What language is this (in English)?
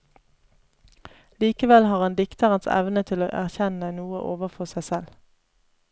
Norwegian